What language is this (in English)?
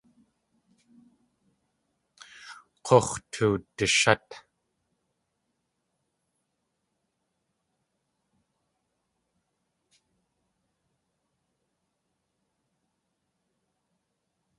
Tlingit